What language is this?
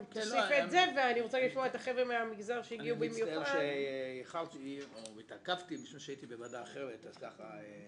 Hebrew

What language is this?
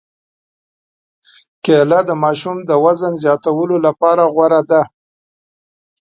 Pashto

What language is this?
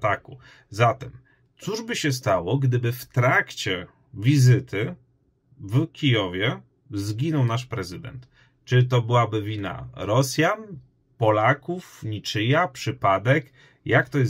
Polish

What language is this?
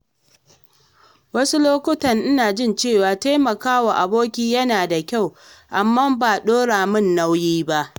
Hausa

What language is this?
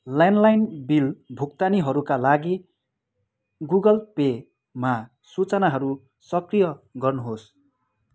Nepali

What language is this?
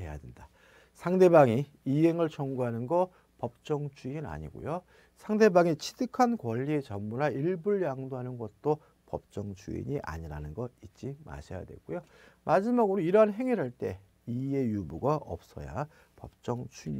Korean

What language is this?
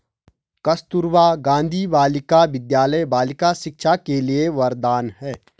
Hindi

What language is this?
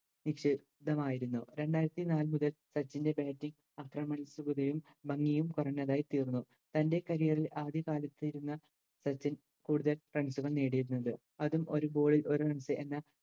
Malayalam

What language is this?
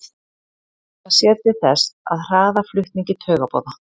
Icelandic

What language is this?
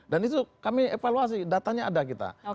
Indonesian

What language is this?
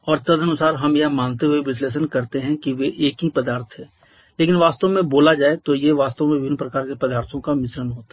Hindi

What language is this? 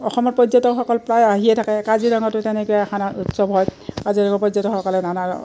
Assamese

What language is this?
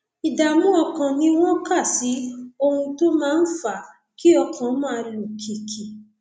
Yoruba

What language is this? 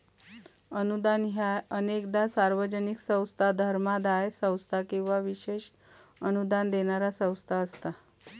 Marathi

